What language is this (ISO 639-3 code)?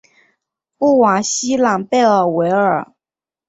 zho